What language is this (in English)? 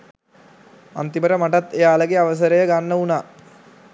Sinhala